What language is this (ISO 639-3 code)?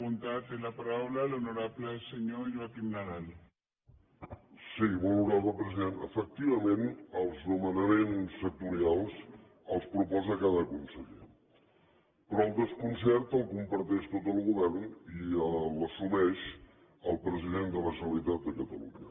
cat